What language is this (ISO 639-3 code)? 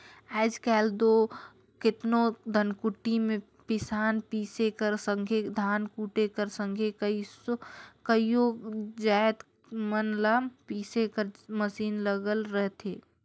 hne